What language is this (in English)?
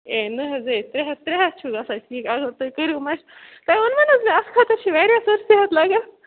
Kashmiri